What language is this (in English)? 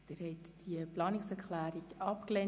Swiss German